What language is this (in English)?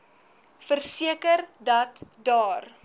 Afrikaans